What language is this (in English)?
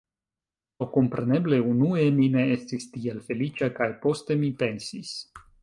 Esperanto